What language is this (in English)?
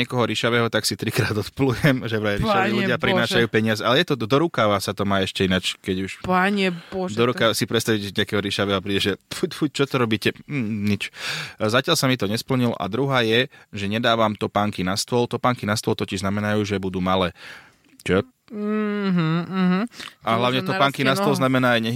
Slovak